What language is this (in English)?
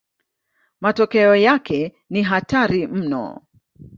Swahili